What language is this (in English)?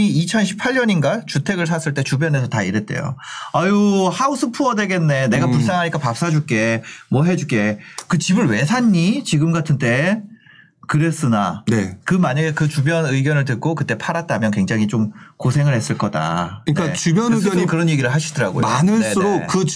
Korean